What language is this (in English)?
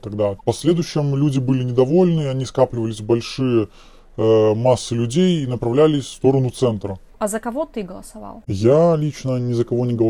Russian